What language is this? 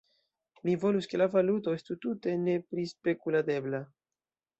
Esperanto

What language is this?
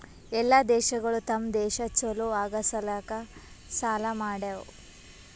Kannada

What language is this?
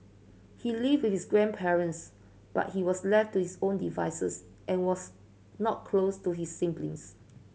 English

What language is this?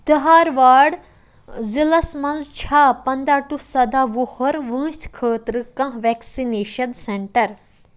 Kashmiri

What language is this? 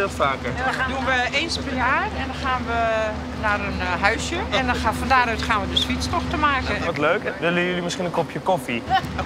Dutch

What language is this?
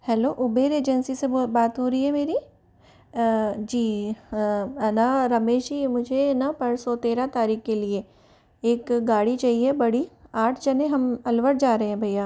Hindi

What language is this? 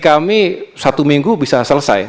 Indonesian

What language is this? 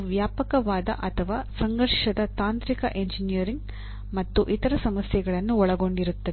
Kannada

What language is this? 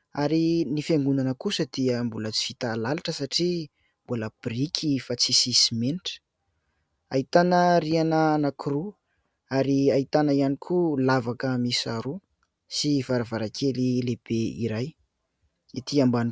Malagasy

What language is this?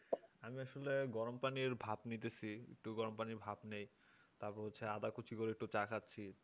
Bangla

